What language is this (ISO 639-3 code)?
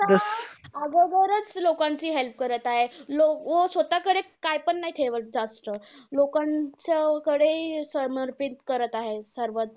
mar